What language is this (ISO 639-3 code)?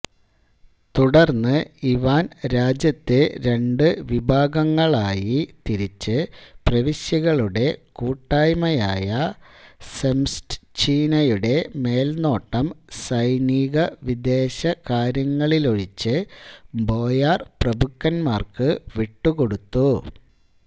mal